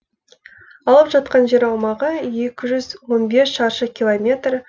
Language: Kazakh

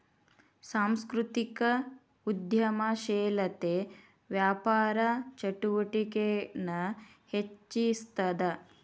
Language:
Kannada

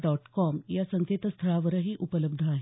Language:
Marathi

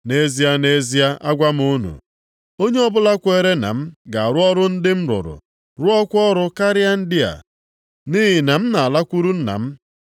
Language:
Igbo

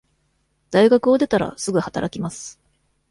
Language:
Japanese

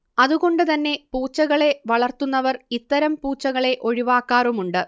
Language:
Malayalam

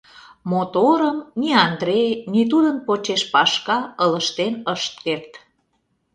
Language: Mari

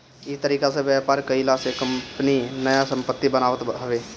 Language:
Bhojpuri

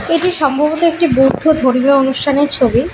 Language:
Bangla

